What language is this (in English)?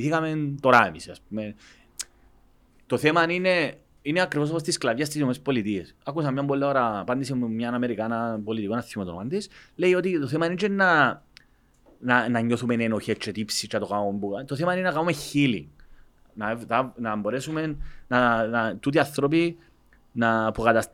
Greek